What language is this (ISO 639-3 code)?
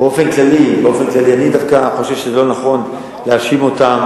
heb